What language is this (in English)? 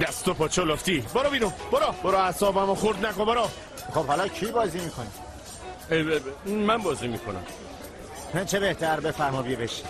Persian